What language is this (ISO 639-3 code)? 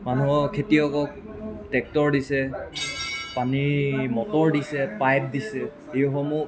asm